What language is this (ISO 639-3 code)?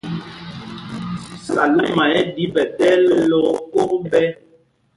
mgg